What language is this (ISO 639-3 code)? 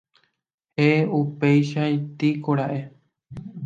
grn